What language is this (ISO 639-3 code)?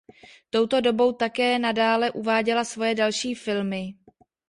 ces